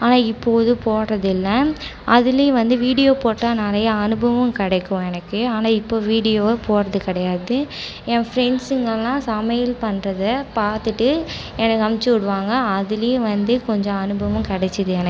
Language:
Tamil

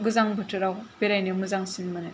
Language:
Bodo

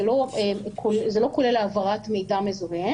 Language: Hebrew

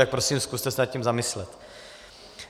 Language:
Czech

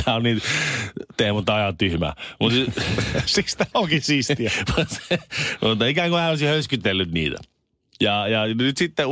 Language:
Finnish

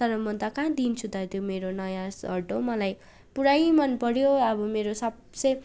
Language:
Nepali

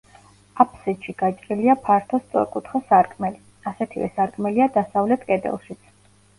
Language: Georgian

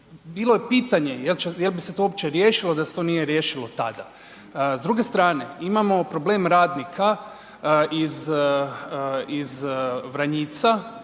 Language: Croatian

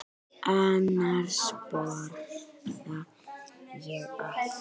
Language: Icelandic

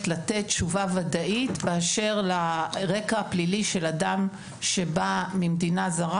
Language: Hebrew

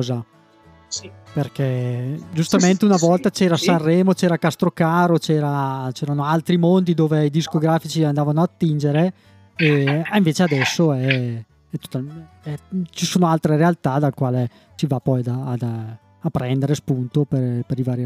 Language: Italian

